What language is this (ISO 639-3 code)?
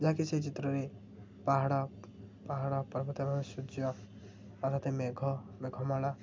ori